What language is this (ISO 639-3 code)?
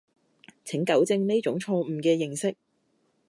yue